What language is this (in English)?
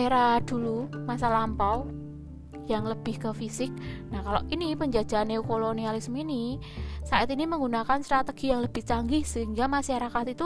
Indonesian